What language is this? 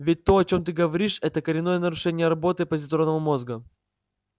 Russian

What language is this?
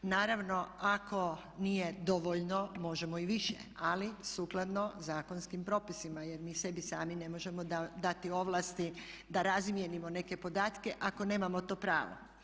Croatian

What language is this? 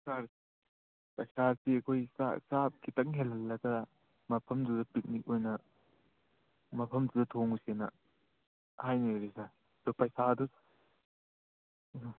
Manipuri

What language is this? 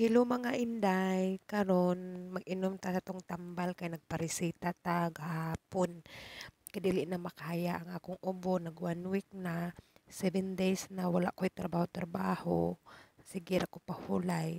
Filipino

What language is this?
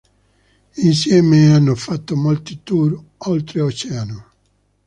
Italian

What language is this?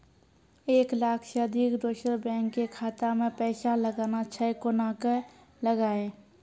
Maithili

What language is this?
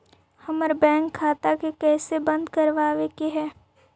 Magahi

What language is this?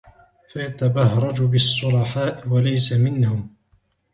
Arabic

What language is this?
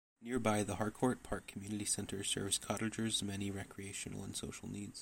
English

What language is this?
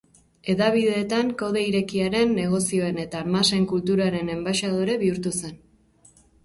Basque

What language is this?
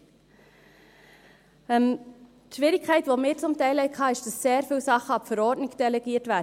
Swiss German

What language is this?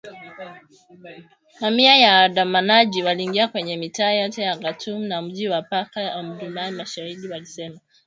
Swahili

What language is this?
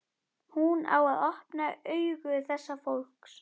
Icelandic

